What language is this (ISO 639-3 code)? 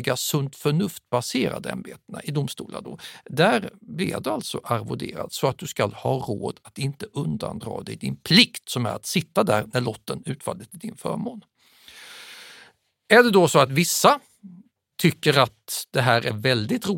swe